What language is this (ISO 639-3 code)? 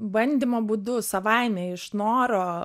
lit